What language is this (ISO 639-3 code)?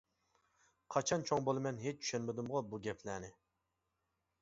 uig